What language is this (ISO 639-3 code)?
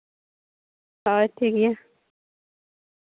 sat